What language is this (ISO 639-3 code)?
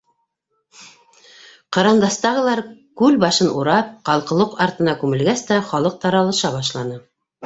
bak